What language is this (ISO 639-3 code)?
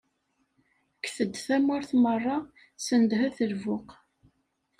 kab